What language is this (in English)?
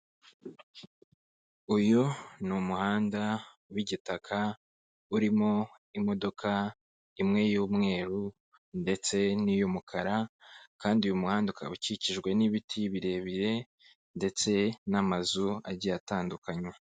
Kinyarwanda